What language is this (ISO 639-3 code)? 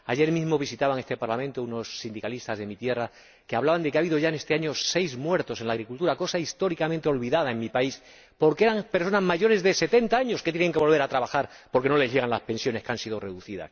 spa